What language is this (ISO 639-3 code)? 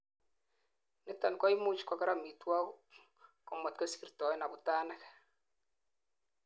kln